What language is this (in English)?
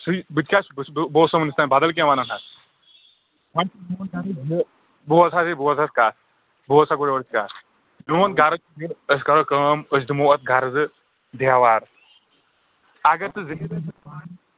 Kashmiri